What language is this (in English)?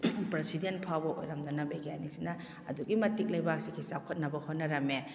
Manipuri